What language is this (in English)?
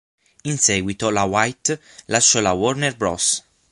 Italian